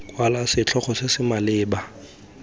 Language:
Tswana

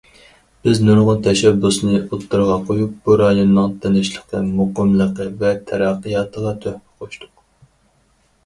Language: Uyghur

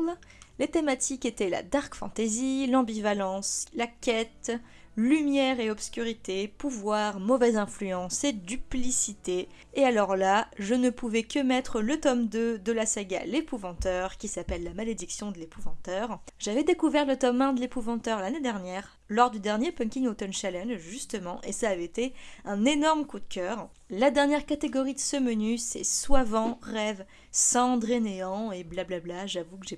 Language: French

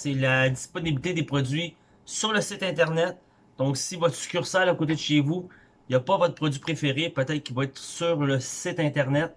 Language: French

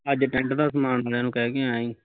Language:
Punjabi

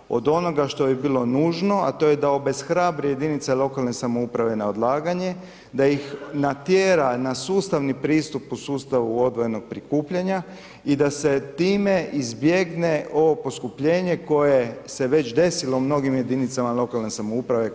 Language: Croatian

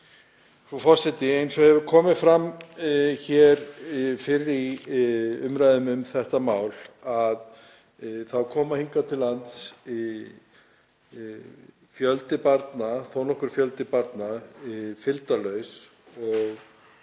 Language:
Icelandic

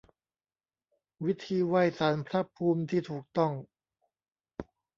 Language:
Thai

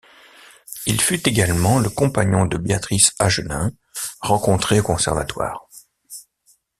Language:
French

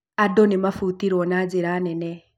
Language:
Kikuyu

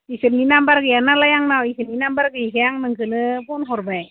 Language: Bodo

